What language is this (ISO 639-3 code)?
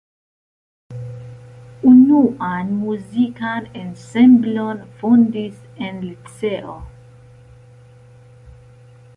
epo